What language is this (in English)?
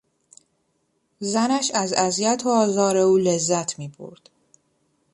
Persian